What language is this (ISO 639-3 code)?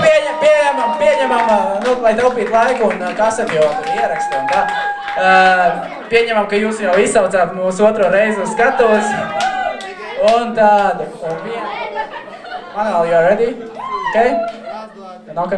eng